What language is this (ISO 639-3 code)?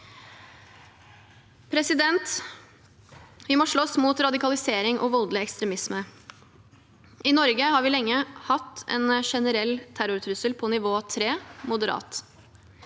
nor